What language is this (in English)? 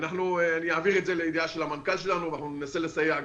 Hebrew